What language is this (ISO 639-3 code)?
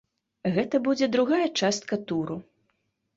bel